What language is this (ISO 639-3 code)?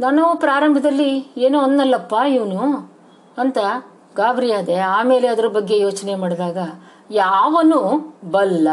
kan